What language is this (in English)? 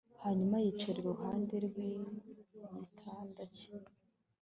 Kinyarwanda